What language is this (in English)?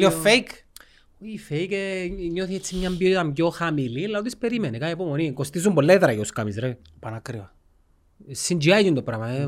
Greek